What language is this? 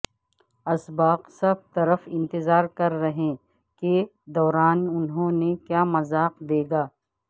Urdu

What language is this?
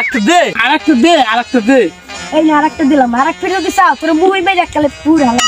Arabic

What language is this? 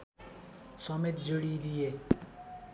Nepali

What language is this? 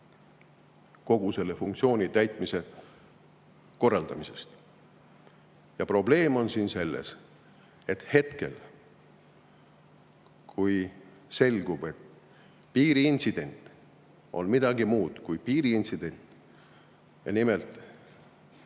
Estonian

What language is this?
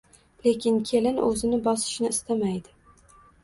Uzbek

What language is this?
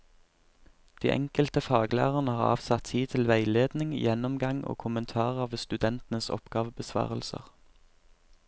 Norwegian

